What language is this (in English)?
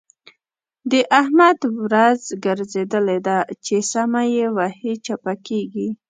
Pashto